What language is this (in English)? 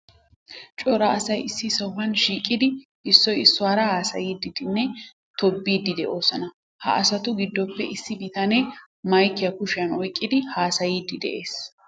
Wolaytta